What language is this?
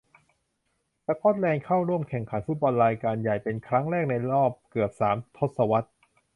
Thai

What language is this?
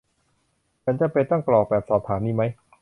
Thai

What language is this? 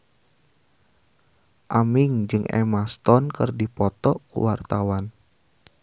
Sundanese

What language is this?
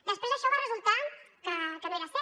Catalan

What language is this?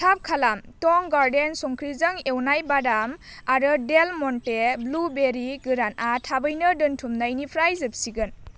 Bodo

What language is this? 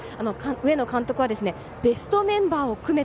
Japanese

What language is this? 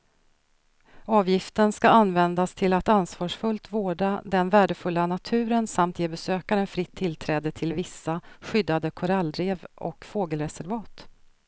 Swedish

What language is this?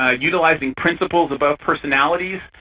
English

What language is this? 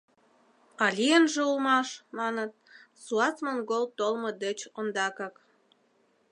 Mari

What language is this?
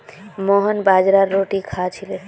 Magahi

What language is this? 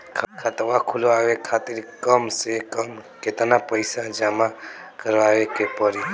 Bhojpuri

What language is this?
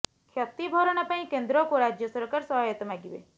Odia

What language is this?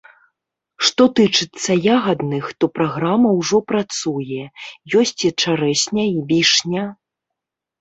Belarusian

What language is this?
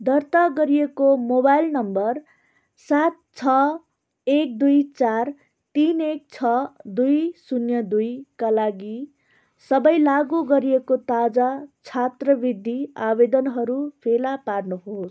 Nepali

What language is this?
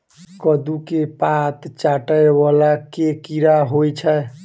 Maithili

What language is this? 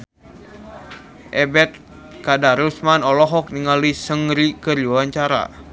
Sundanese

